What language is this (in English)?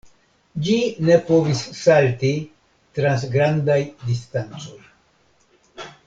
Esperanto